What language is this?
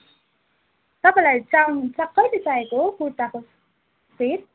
Nepali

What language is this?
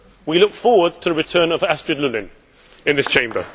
English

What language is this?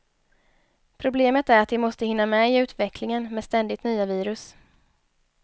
Swedish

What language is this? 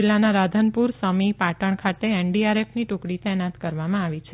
Gujarati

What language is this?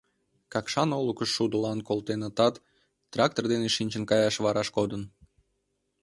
Mari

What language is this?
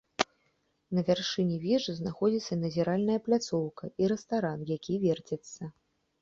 Belarusian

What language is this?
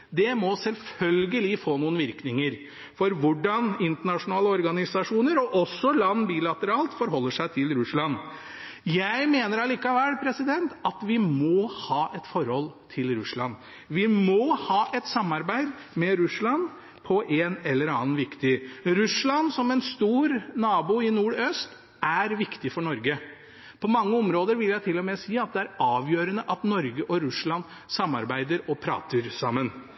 Norwegian Bokmål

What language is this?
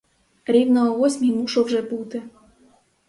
Ukrainian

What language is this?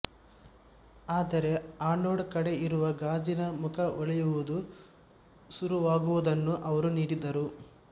Kannada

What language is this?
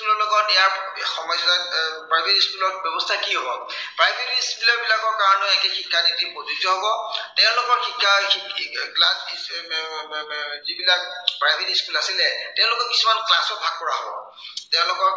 Assamese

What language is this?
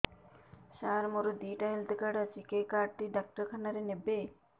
Odia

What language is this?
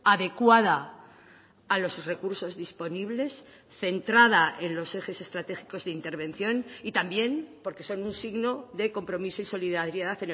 Spanish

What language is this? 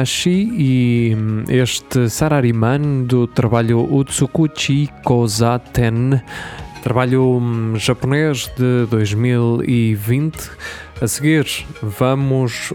Portuguese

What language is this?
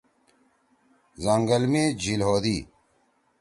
Torwali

